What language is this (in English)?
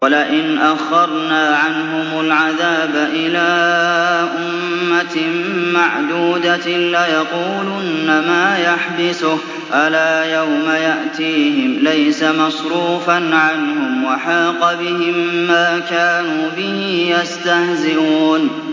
Arabic